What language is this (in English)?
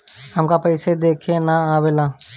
Bhojpuri